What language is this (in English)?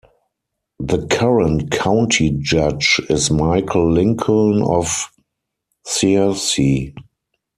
English